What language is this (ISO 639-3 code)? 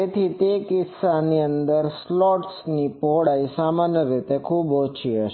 guj